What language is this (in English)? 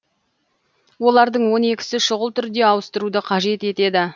Kazakh